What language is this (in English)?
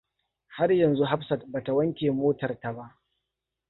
Hausa